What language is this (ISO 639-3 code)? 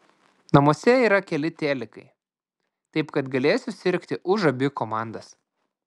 lit